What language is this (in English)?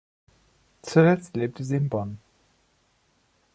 German